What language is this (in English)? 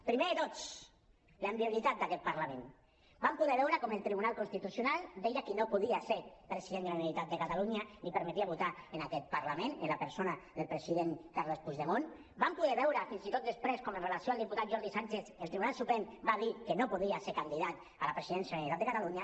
Catalan